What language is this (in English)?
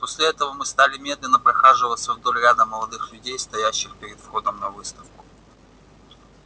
Russian